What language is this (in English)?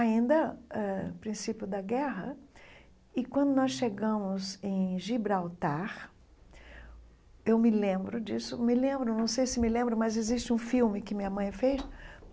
Portuguese